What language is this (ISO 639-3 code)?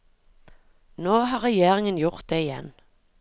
nor